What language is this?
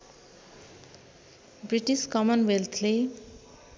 Nepali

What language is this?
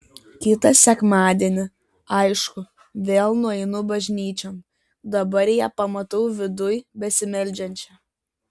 Lithuanian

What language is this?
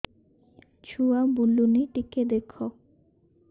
Odia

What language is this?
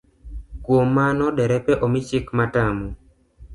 Luo (Kenya and Tanzania)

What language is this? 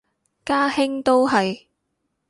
Cantonese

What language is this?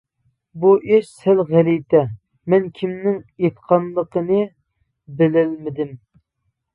Uyghur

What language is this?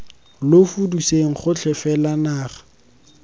Tswana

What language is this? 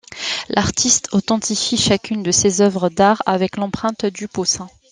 French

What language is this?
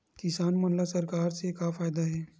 Chhattisgarhi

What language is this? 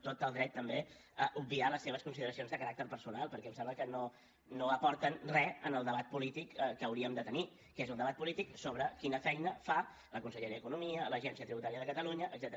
Catalan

